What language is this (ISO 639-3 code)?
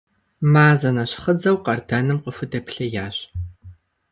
kbd